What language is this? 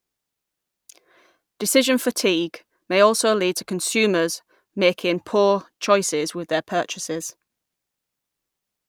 English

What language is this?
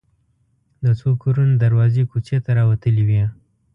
Pashto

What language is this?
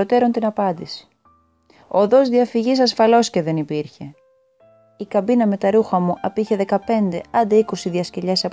Greek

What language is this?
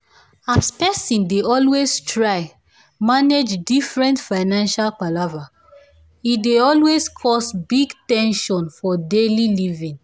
Nigerian Pidgin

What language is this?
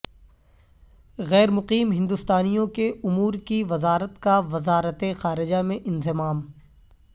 Urdu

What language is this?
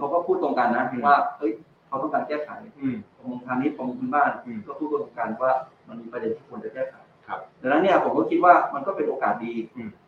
Thai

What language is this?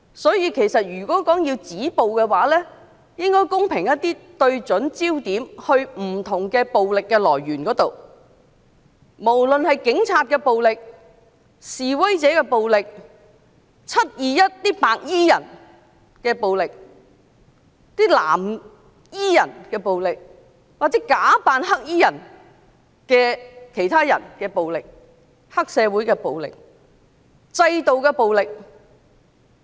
Cantonese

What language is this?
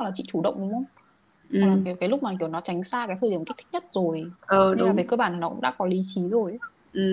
Vietnamese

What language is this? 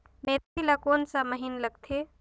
Chhattisgarhi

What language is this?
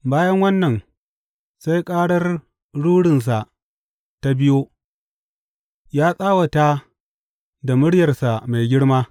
Hausa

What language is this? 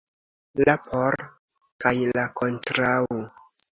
Esperanto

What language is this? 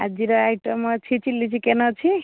Odia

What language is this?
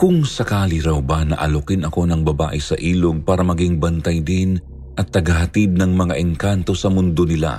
Filipino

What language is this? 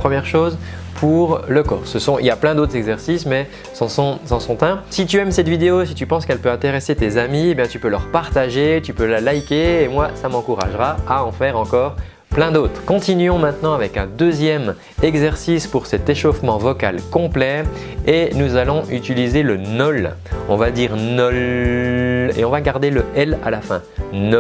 French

